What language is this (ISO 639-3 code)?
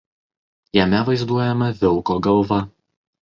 lit